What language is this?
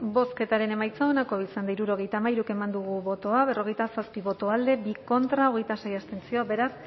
Basque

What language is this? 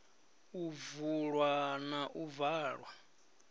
Venda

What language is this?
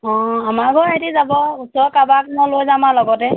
Assamese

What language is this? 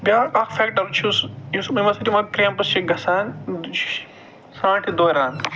Kashmiri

